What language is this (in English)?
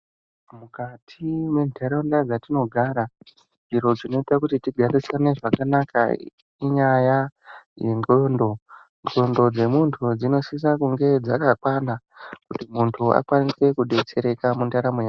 Ndau